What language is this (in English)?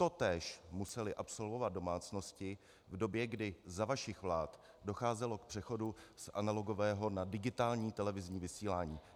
Czech